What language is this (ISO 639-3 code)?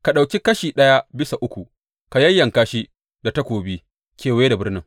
hau